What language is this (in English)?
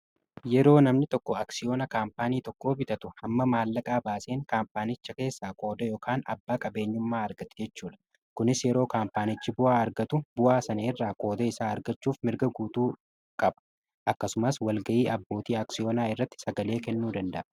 Oromo